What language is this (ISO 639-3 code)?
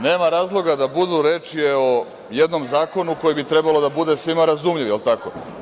srp